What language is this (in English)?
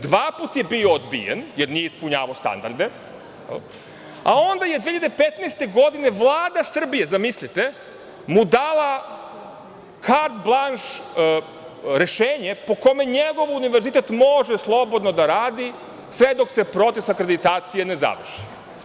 Serbian